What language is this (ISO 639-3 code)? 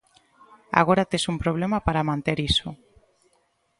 glg